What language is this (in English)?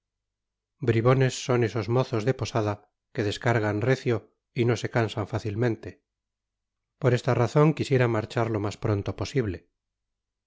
Spanish